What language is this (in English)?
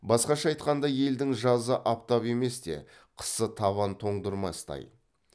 Kazakh